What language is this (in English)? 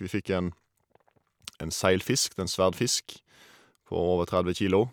Norwegian